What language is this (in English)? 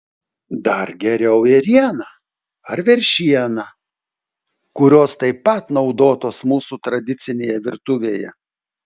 Lithuanian